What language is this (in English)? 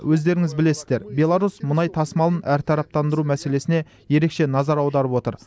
Kazakh